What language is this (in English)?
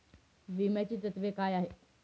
Marathi